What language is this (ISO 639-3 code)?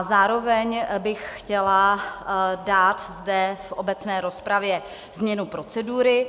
ces